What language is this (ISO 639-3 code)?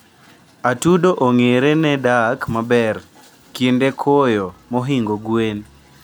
luo